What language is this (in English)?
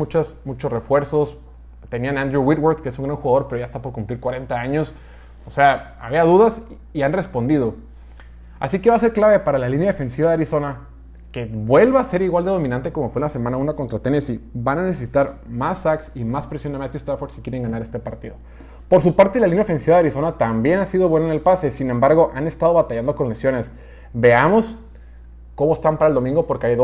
Spanish